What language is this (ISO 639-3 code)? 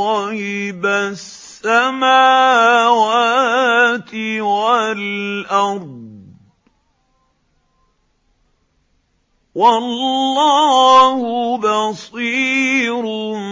ara